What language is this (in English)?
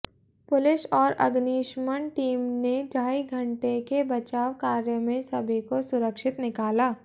Hindi